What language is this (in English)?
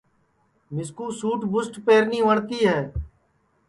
Sansi